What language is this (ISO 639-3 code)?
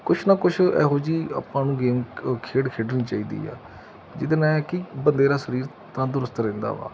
pan